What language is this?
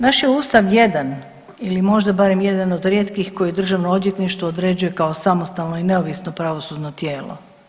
Croatian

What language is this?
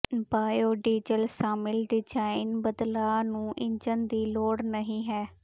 Punjabi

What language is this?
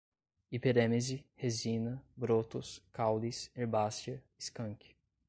Portuguese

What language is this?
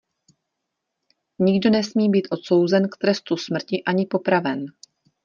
Czech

